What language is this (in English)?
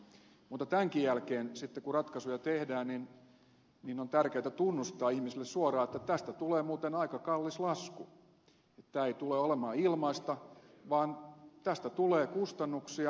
Finnish